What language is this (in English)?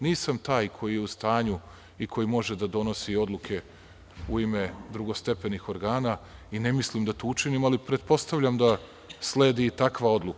Serbian